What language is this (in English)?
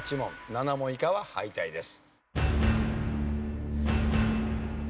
Japanese